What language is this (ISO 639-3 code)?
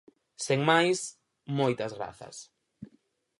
glg